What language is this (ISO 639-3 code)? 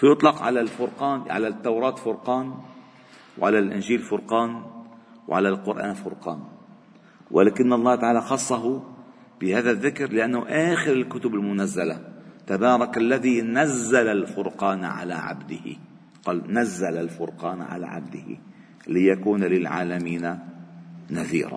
ara